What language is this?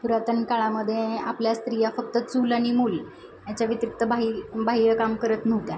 Marathi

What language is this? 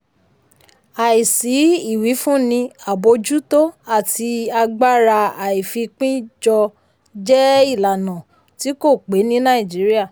Yoruba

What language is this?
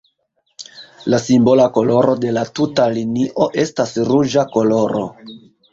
Esperanto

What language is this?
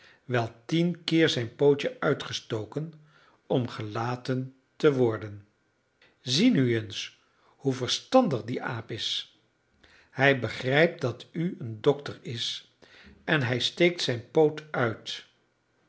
Dutch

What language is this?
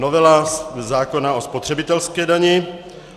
Czech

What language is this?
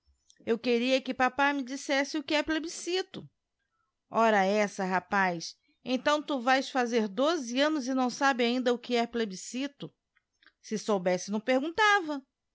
Portuguese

